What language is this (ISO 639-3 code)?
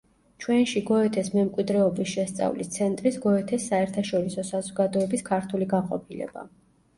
kat